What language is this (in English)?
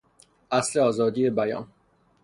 Persian